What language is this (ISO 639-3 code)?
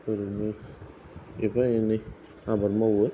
brx